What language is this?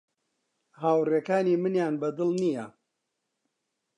Central Kurdish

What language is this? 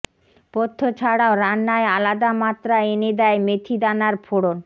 Bangla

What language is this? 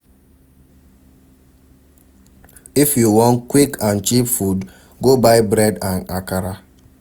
Nigerian Pidgin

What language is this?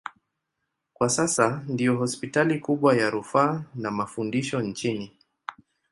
Swahili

